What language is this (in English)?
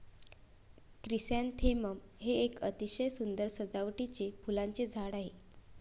Marathi